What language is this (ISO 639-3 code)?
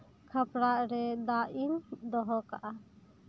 sat